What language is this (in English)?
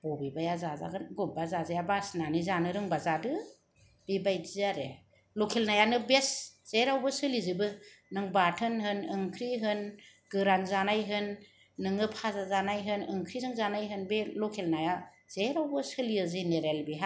Bodo